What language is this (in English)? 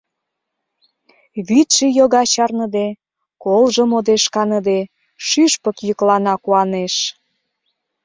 Mari